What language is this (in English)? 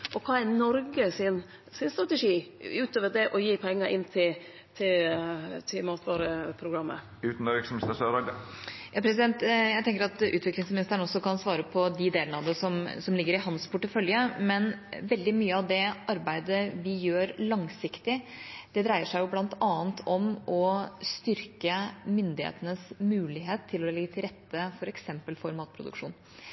Norwegian